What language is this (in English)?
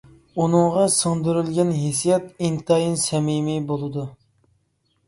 Uyghur